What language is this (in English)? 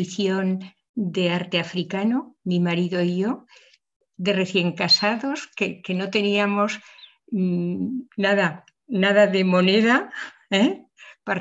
Spanish